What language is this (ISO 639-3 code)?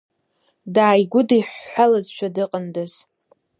abk